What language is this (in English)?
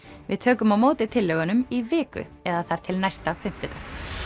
Icelandic